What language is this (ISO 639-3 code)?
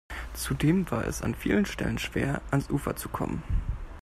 deu